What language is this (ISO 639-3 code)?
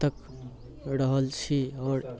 mai